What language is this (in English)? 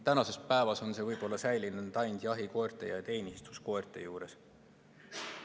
Estonian